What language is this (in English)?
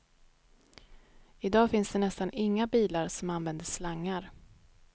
Swedish